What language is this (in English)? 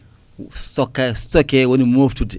Fula